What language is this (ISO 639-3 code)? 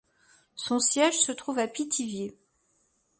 fra